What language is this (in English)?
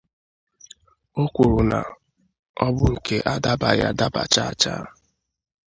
Igbo